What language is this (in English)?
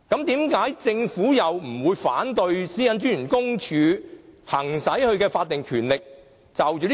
Cantonese